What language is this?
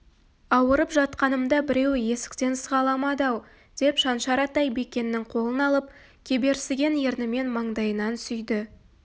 Kazakh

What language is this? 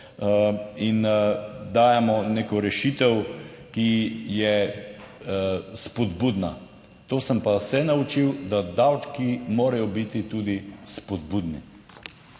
Slovenian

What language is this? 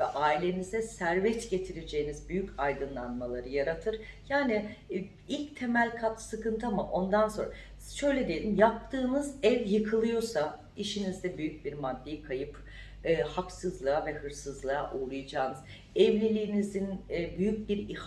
Turkish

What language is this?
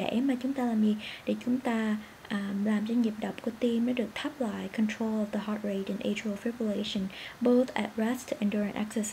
Vietnamese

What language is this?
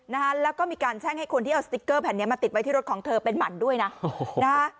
Thai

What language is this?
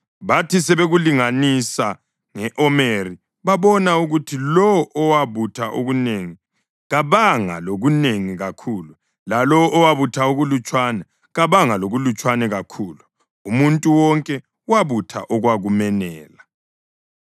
North Ndebele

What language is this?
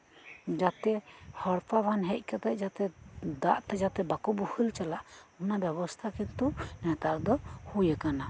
Santali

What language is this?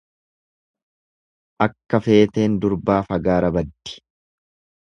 Oromo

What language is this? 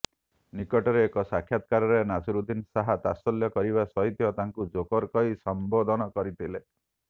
Odia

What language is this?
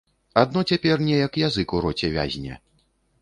Belarusian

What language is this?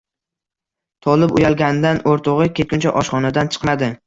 Uzbek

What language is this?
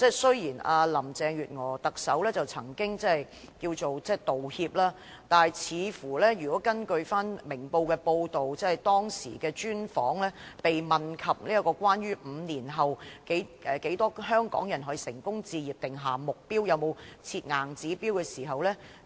Cantonese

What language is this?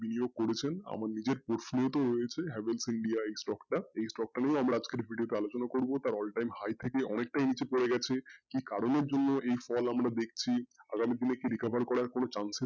Bangla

